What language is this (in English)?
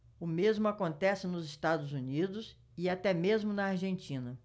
Portuguese